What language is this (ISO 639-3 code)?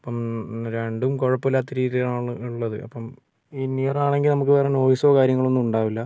mal